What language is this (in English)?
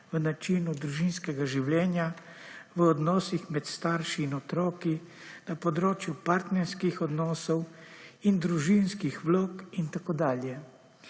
Slovenian